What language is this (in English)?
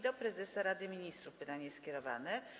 Polish